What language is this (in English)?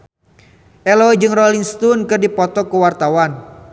Sundanese